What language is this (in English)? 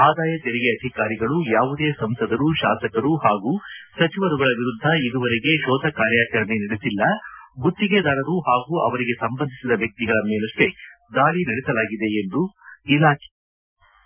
Kannada